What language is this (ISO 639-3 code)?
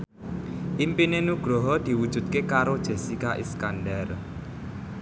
jav